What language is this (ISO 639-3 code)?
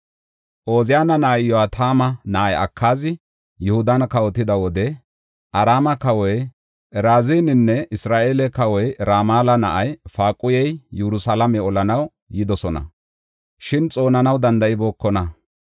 gof